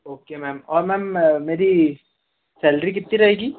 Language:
Hindi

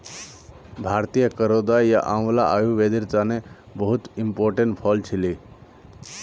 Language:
Magahi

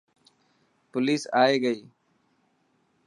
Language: Dhatki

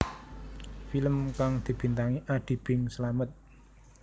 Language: Javanese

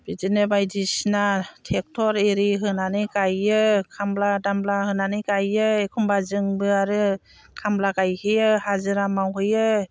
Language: Bodo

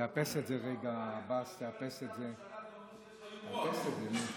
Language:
Hebrew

